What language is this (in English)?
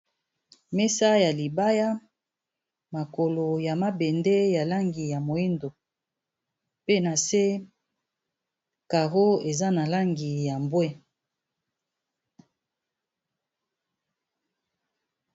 Lingala